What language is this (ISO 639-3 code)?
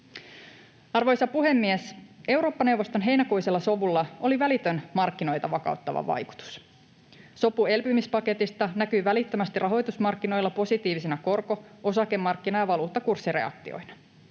fin